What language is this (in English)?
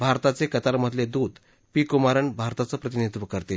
Marathi